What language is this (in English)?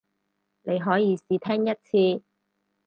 Cantonese